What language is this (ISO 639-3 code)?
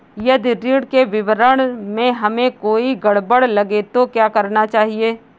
hin